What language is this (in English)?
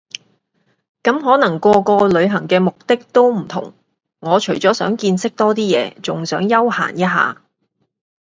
Cantonese